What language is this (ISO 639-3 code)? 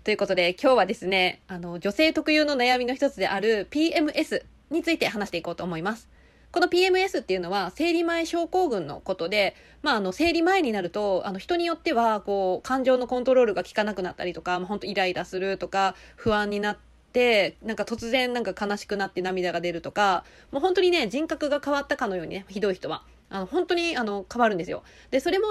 jpn